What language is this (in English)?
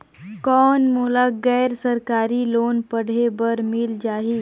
Chhattisgarhi